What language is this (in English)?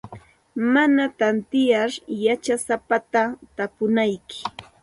Santa Ana de Tusi Pasco Quechua